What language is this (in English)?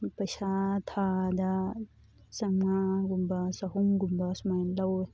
Manipuri